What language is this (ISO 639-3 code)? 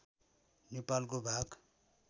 nep